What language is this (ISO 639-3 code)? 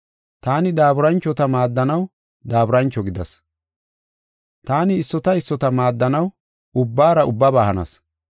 gof